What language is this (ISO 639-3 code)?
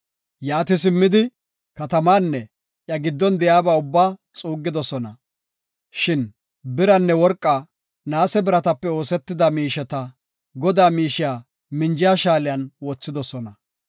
gof